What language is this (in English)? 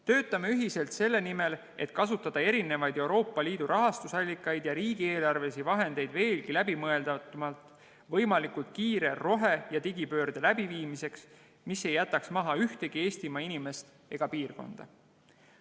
Estonian